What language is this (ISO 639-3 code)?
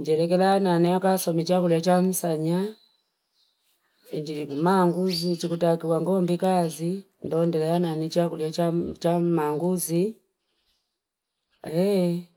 fip